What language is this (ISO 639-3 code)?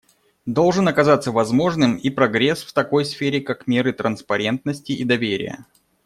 rus